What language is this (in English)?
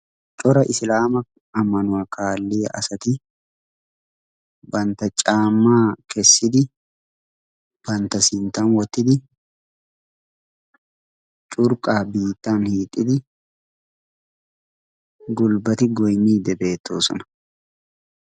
Wolaytta